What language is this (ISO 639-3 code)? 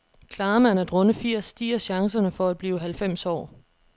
dan